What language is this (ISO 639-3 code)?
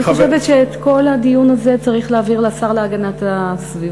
heb